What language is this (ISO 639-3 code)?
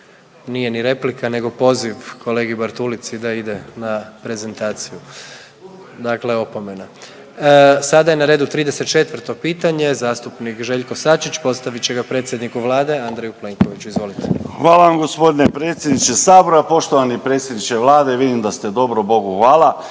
hrv